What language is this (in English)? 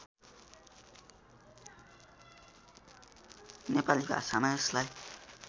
Nepali